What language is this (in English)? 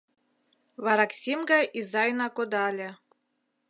Mari